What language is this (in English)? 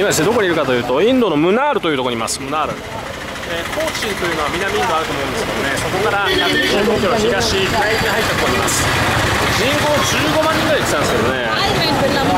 Japanese